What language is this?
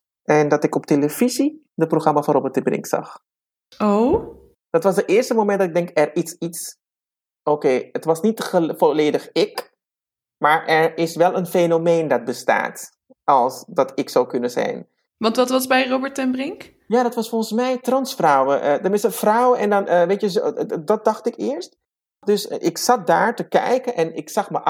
Dutch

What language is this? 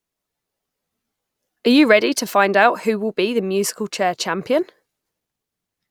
English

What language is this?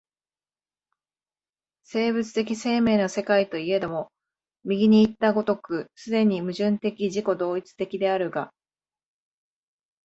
Japanese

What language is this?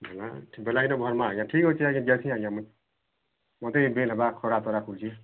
Odia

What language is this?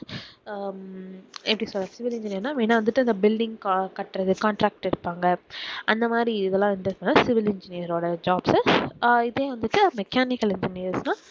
Tamil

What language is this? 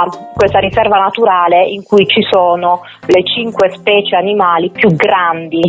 Italian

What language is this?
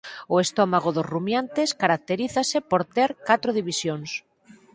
Galician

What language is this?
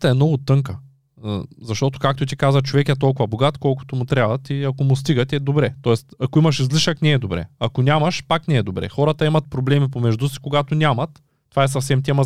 Bulgarian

